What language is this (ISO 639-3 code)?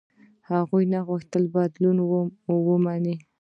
pus